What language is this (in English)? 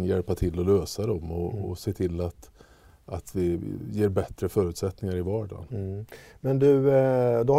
Swedish